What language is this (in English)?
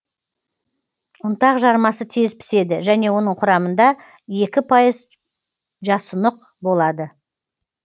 Kazakh